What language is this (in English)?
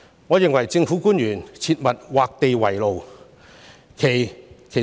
Cantonese